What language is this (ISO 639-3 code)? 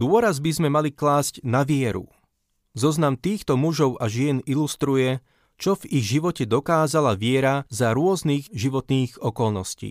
slk